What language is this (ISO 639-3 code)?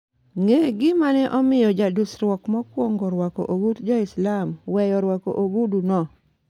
luo